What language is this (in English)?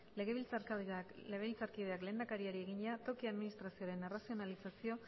Basque